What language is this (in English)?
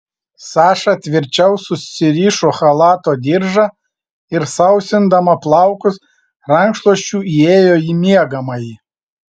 Lithuanian